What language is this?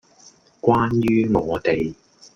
Cantonese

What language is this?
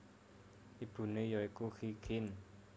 Javanese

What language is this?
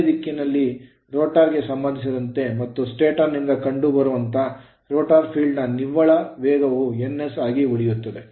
Kannada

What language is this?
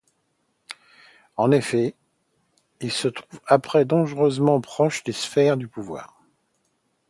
French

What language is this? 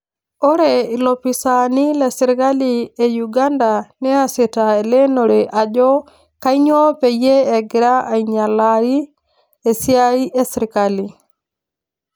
Masai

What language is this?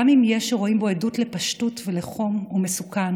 Hebrew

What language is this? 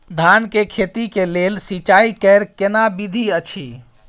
Maithili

